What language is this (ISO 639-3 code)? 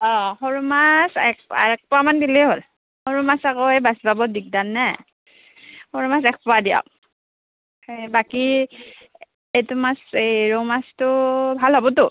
asm